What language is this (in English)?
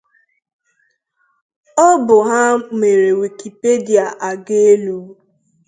Igbo